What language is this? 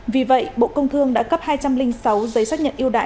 Vietnamese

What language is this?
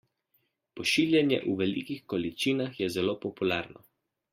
Slovenian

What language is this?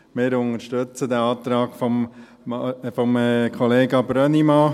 Swiss German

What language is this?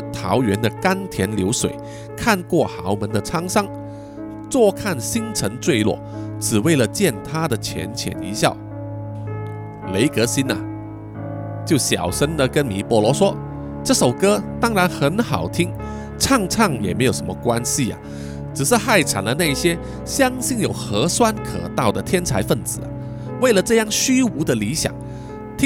Chinese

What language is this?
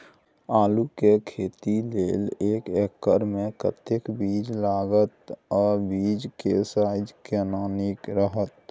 Maithili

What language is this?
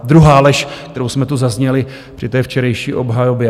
Czech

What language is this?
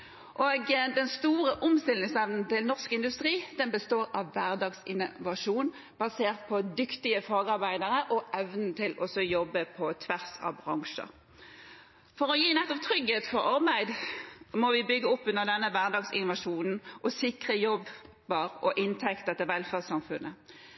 Norwegian Bokmål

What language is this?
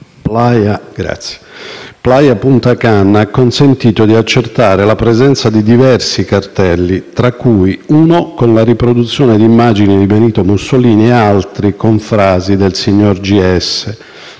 Italian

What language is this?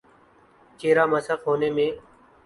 Urdu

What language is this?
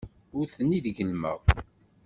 Kabyle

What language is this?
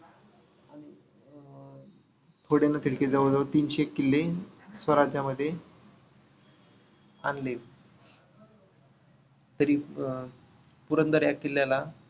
Marathi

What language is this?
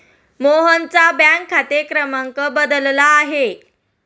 Marathi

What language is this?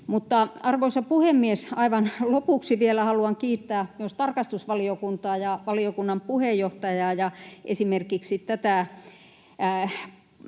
Finnish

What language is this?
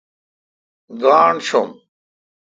Kalkoti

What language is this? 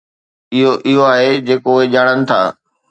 Sindhi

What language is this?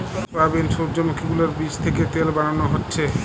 Bangla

